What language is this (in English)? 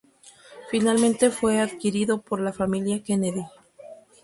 Spanish